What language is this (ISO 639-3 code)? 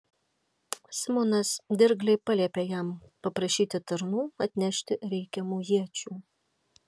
lit